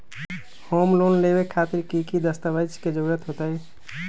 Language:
Magahi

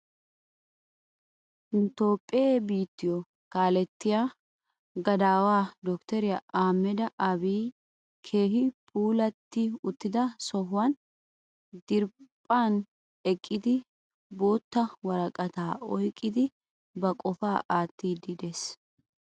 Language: Wolaytta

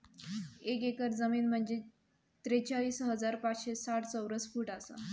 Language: Marathi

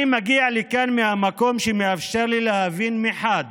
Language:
Hebrew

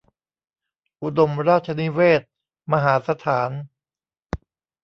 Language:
Thai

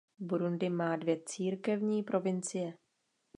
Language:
Czech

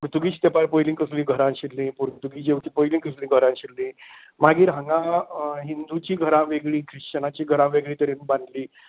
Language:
Konkani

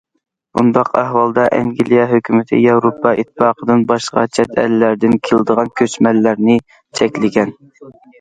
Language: Uyghur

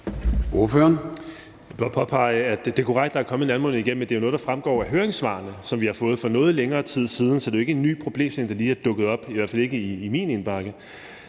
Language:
Danish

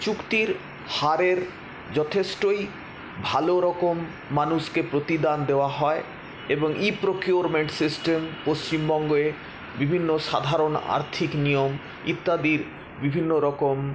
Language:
Bangla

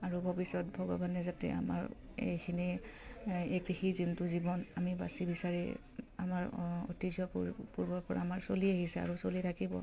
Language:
Assamese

